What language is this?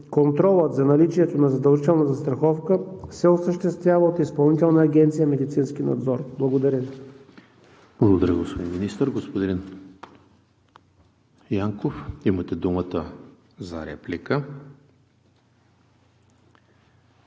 Bulgarian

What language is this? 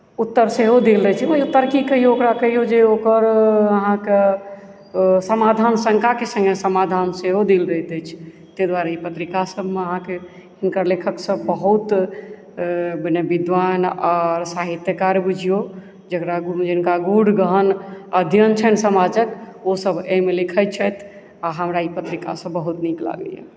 Maithili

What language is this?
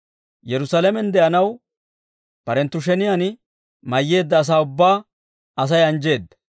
Dawro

